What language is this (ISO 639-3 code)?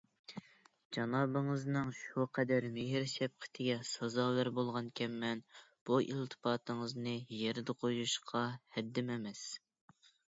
uig